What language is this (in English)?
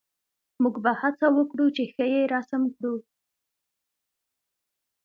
Pashto